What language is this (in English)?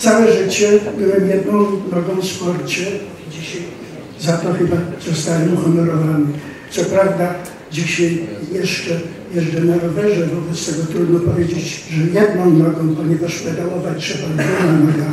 Polish